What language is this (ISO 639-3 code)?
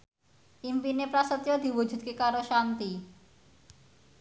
jav